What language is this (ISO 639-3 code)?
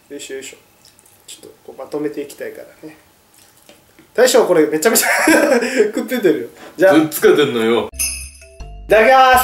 jpn